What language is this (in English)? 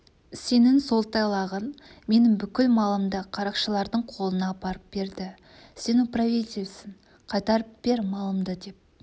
Kazakh